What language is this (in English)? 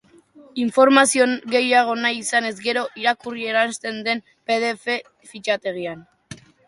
Basque